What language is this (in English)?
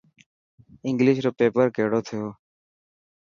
Dhatki